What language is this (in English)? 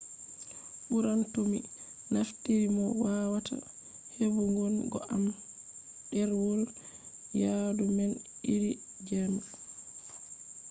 Fula